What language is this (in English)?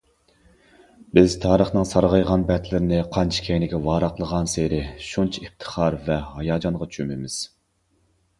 Uyghur